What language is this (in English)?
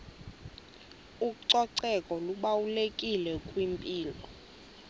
Xhosa